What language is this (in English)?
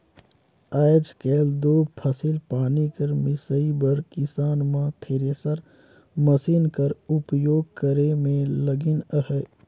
Chhattisgarhi